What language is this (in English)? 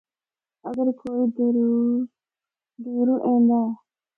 Northern Hindko